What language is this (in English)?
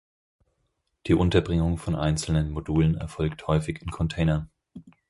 German